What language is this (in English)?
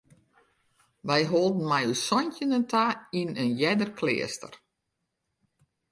Western Frisian